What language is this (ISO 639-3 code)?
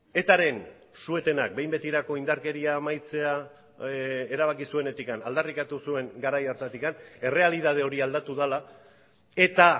eus